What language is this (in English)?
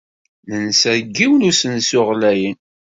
Kabyle